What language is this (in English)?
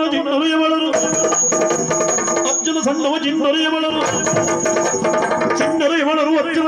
Arabic